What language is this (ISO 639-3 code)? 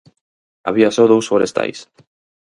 glg